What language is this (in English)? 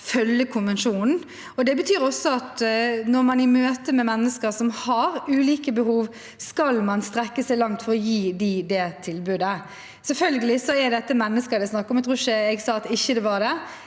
Norwegian